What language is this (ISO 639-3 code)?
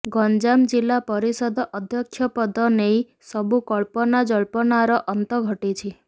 ori